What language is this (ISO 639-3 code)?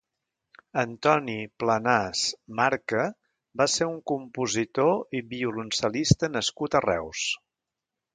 cat